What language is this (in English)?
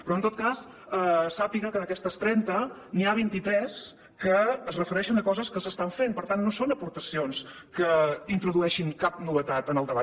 Catalan